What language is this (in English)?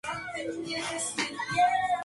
Spanish